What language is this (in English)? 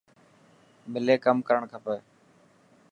Dhatki